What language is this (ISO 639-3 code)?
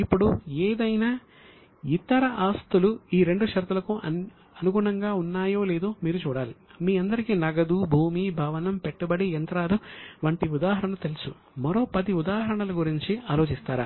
tel